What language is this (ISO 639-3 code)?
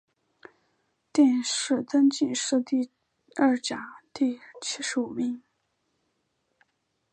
zho